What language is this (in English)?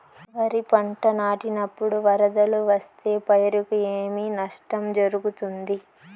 Telugu